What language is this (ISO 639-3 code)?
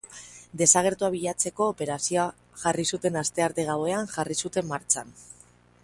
eus